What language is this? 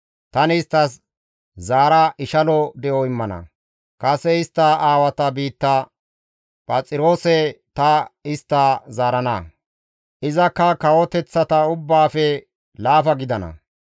Gamo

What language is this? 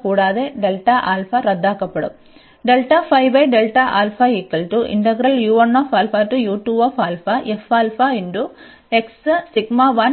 Malayalam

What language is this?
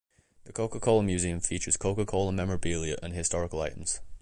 English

